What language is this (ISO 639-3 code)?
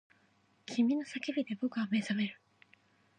jpn